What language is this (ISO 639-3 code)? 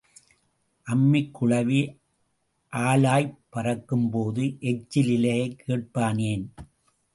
tam